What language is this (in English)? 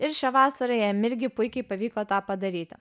Lithuanian